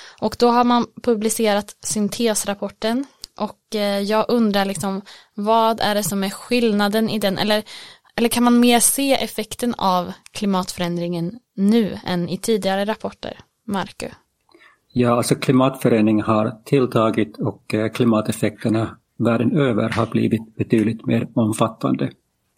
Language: Swedish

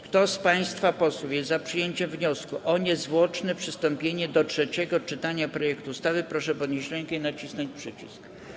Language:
Polish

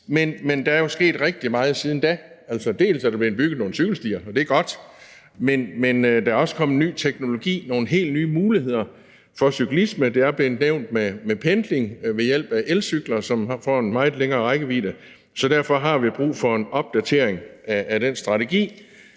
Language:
Danish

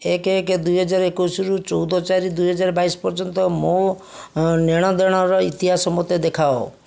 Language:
Odia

